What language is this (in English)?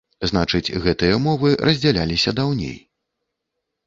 Belarusian